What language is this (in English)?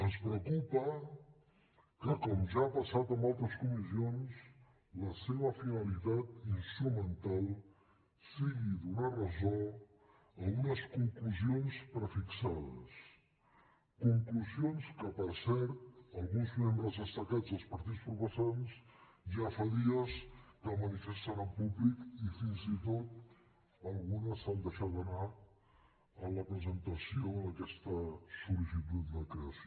Catalan